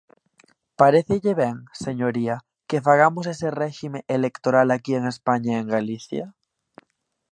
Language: Galician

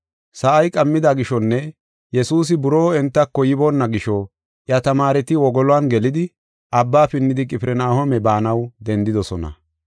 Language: Gofa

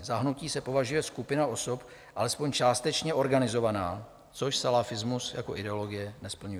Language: Czech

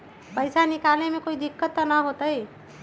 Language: Magahi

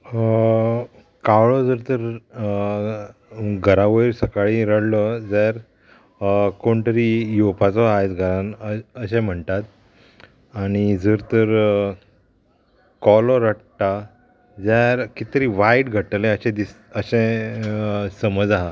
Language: Konkani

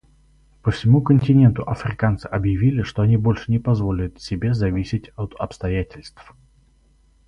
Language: Russian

